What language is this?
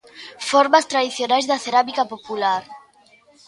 Galician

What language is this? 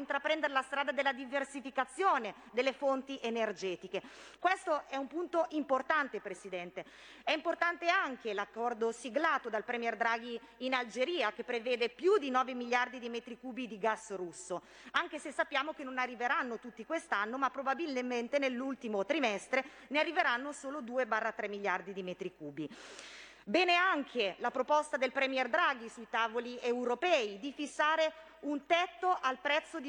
Italian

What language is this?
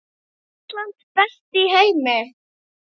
Icelandic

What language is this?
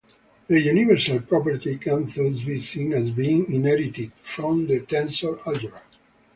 English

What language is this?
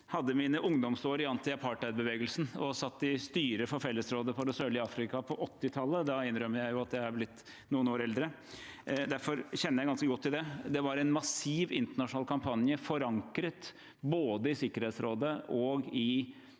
Norwegian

